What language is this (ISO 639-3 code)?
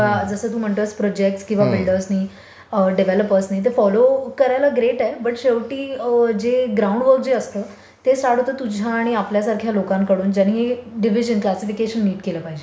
mar